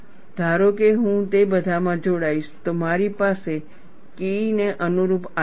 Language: Gujarati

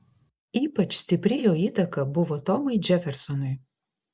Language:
Lithuanian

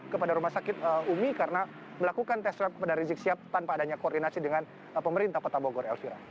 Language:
Indonesian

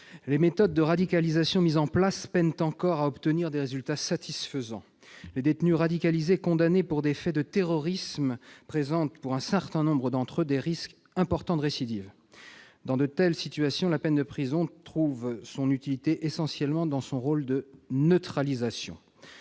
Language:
French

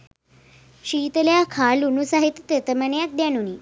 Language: Sinhala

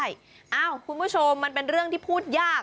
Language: Thai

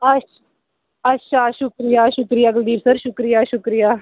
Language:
Dogri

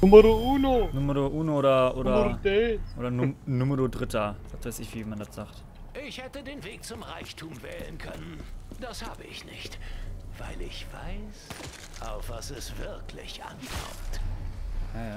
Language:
German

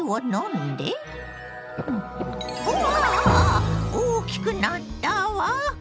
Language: Japanese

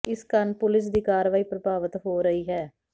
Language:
Punjabi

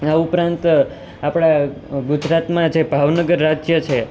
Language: Gujarati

